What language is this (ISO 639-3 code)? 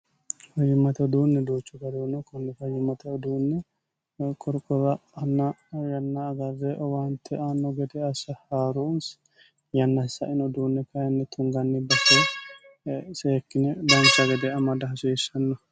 sid